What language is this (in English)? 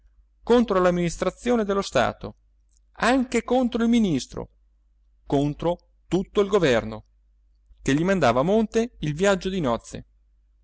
Italian